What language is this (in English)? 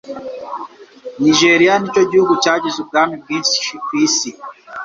Kinyarwanda